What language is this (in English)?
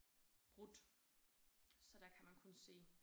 Danish